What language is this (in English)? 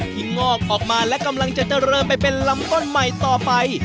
Thai